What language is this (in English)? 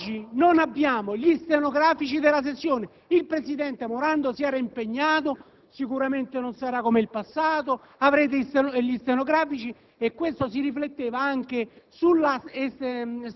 Italian